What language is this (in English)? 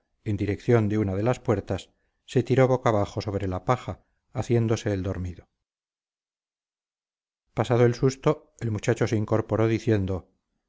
Spanish